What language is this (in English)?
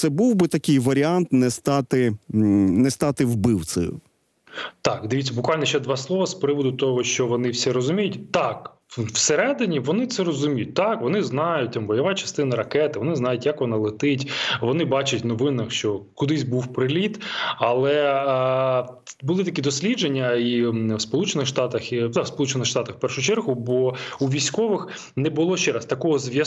Ukrainian